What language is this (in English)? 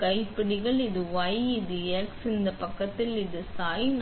Tamil